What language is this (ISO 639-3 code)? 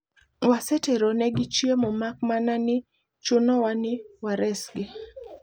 luo